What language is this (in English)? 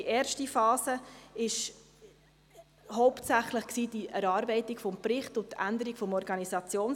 Swiss German